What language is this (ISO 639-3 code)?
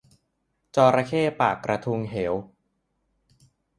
tha